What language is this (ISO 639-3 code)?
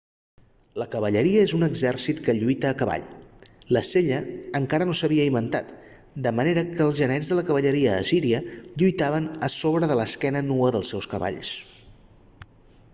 cat